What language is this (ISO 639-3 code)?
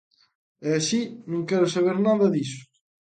glg